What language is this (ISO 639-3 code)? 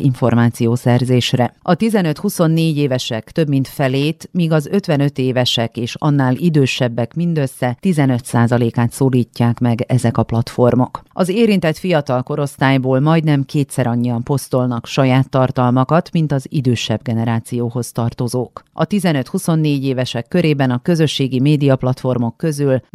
hun